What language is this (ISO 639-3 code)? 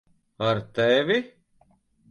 lav